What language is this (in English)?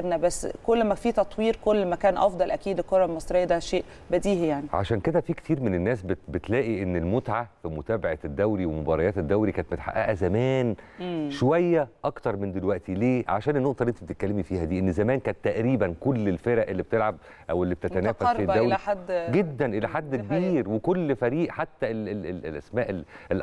Arabic